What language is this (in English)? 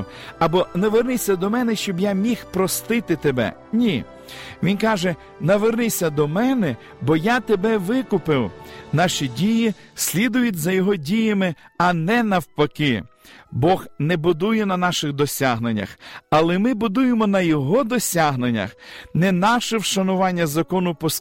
Ukrainian